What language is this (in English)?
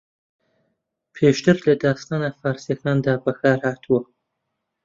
Central Kurdish